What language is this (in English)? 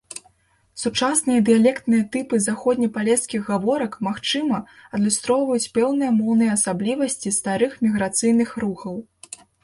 Belarusian